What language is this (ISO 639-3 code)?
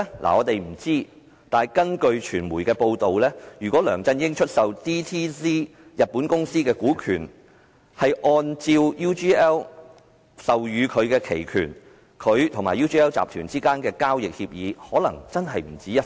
yue